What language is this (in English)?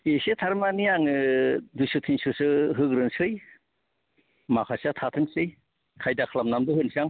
Bodo